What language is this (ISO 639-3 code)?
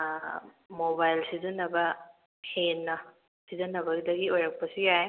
mni